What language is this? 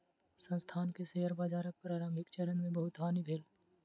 Maithili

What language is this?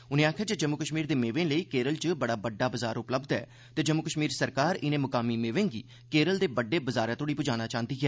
Dogri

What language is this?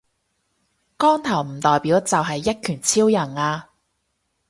Cantonese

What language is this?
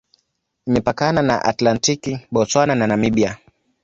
Swahili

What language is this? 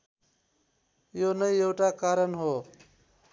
Nepali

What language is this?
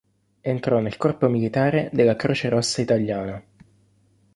Italian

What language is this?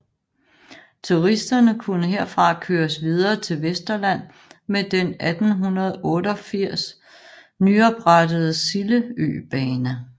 Danish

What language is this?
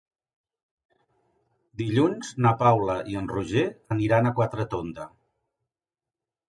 Catalan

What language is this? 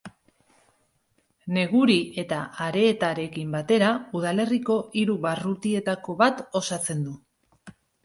Basque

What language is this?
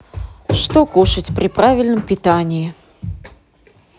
Russian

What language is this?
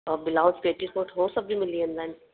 Sindhi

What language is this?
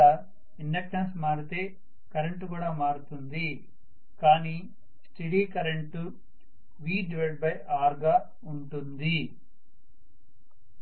Telugu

